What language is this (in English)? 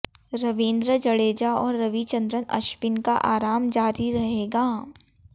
Hindi